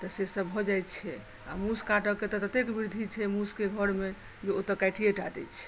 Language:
Maithili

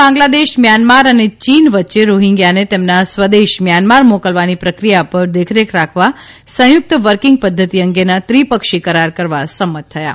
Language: Gujarati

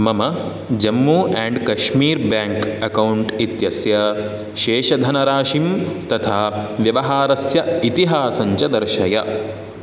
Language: Sanskrit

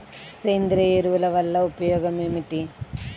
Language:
Telugu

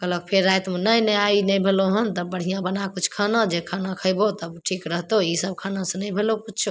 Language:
Maithili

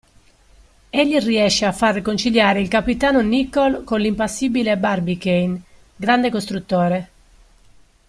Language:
Italian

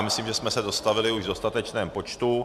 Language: Czech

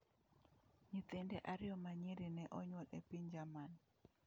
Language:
Luo (Kenya and Tanzania)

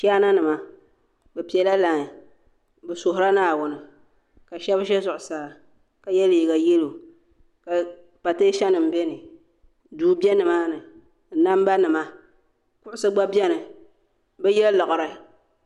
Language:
Dagbani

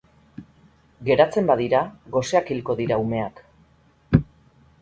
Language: Basque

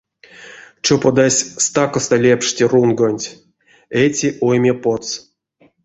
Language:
Erzya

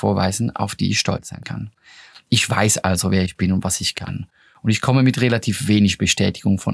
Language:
German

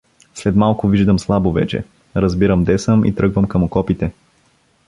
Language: Bulgarian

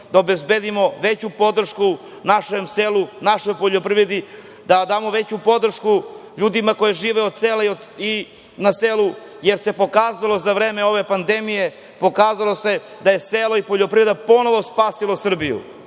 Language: Serbian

